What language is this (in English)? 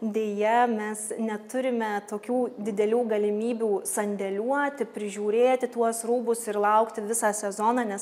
Lithuanian